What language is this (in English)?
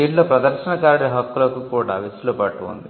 Telugu